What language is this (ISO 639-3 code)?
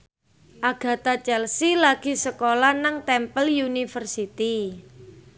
jav